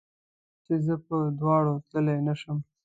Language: Pashto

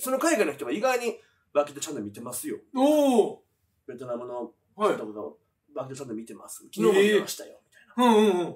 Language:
Japanese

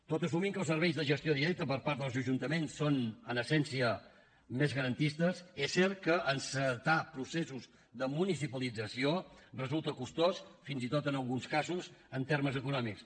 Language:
Catalan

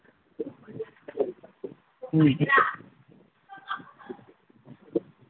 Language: Manipuri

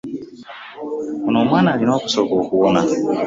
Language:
Ganda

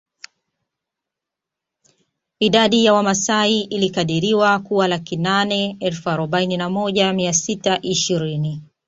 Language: Swahili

